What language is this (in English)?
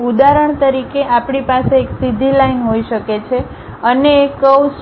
Gujarati